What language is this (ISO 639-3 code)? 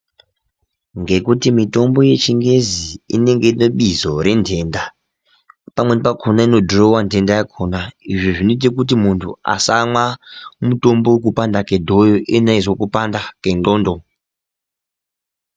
ndc